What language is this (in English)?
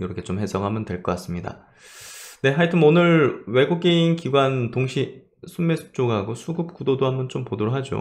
Korean